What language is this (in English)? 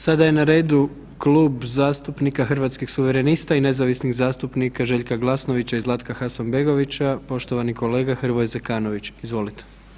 Croatian